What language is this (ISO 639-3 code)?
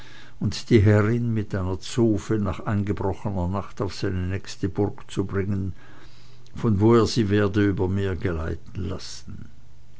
deu